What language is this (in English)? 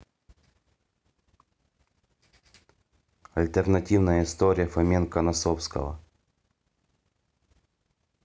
Russian